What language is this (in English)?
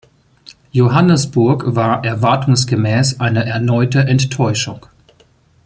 German